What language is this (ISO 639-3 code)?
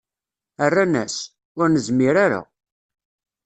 kab